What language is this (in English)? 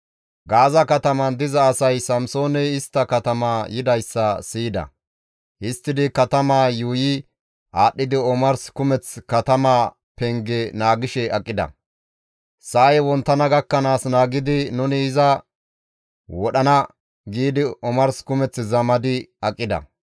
Gamo